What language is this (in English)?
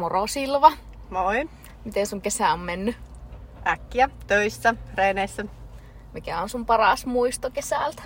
Finnish